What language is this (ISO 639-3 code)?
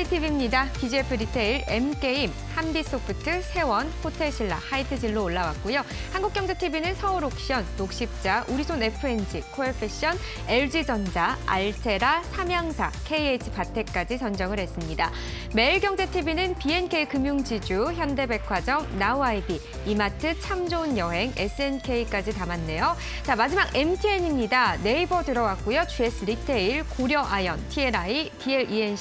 kor